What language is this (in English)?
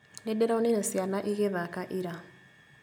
Kikuyu